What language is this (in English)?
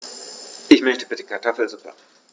German